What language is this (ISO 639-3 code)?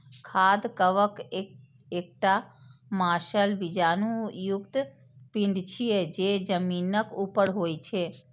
mai